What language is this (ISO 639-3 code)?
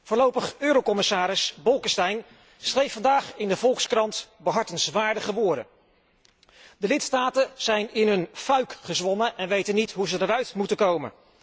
nld